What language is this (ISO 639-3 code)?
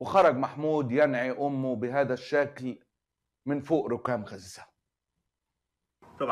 ara